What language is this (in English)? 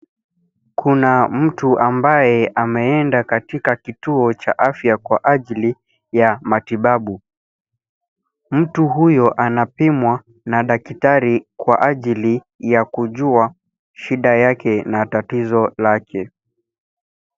Swahili